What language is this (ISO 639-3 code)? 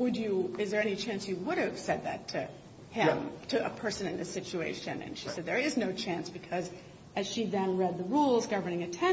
eng